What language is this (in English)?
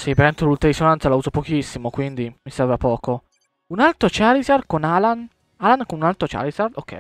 Italian